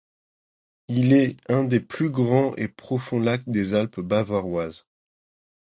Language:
French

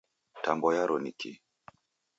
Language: Taita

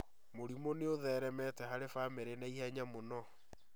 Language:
Kikuyu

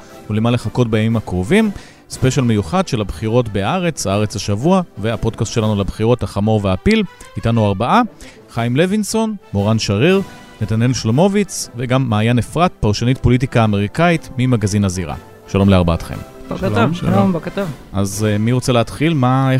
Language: Hebrew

